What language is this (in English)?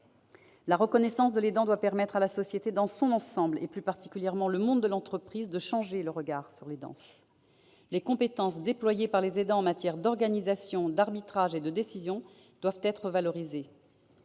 French